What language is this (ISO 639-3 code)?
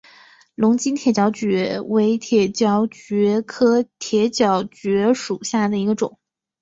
zho